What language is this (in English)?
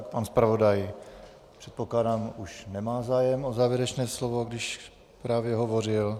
Czech